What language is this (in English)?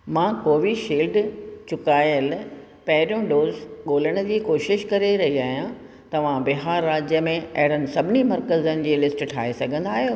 Sindhi